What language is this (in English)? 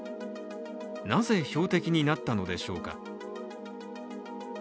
Japanese